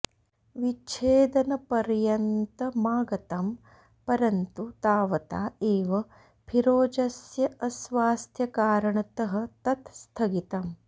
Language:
Sanskrit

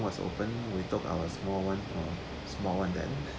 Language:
English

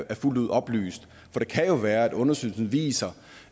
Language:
Danish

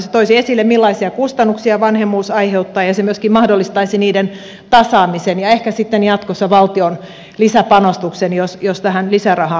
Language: Finnish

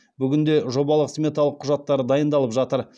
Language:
Kazakh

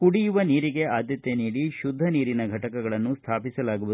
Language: Kannada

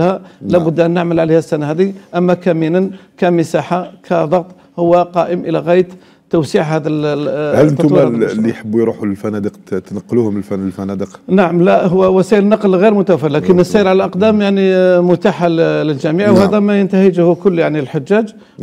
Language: Arabic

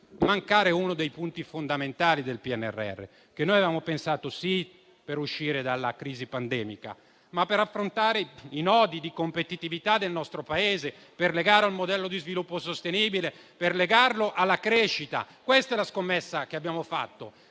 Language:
Italian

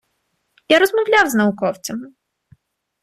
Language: Ukrainian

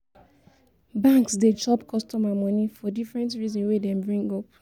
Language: Nigerian Pidgin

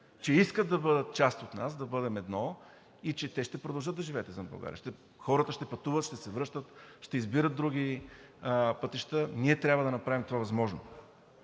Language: Bulgarian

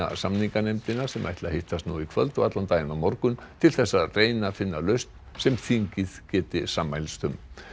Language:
Icelandic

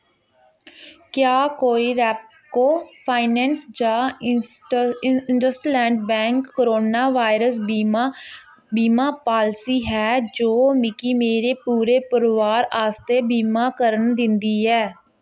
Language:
Dogri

